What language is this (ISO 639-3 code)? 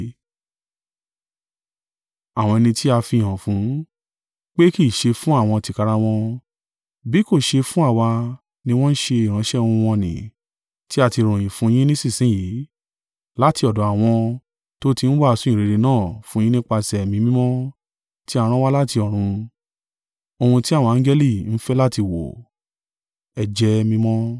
yor